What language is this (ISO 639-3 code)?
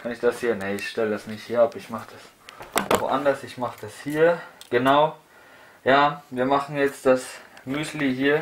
deu